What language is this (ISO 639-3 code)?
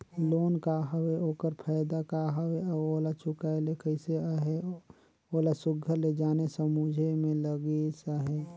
hne